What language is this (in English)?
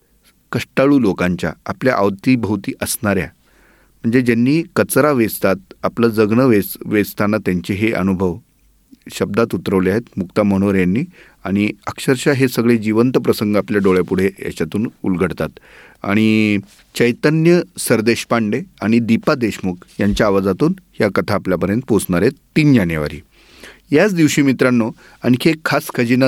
Marathi